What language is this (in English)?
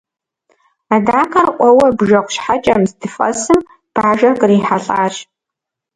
Kabardian